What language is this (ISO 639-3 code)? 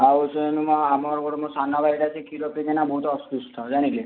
ori